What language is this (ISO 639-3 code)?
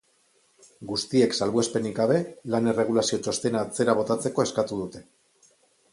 eus